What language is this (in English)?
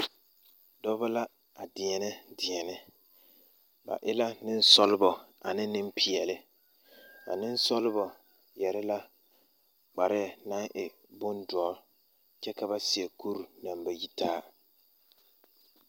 Southern Dagaare